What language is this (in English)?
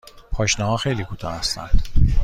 Persian